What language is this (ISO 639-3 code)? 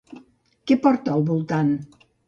cat